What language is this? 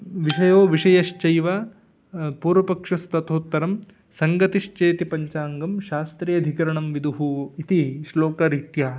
Sanskrit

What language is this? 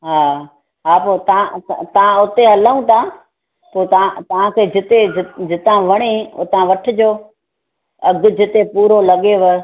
Sindhi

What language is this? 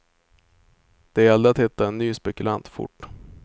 Swedish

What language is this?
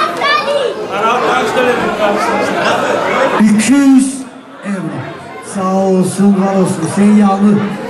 Turkish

